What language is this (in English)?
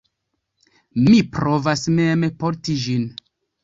Esperanto